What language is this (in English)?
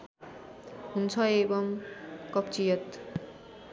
Nepali